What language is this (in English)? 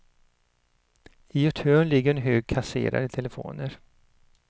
Swedish